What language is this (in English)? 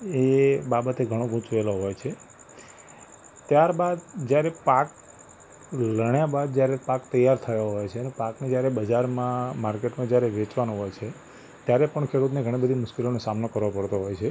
Gujarati